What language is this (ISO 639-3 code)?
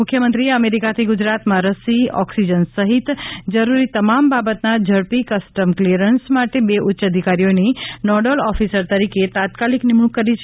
guj